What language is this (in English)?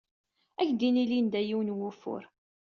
Kabyle